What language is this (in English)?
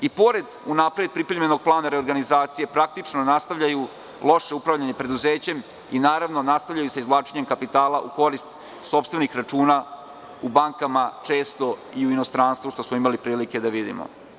Serbian